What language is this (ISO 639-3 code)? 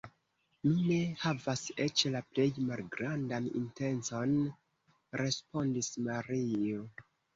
epo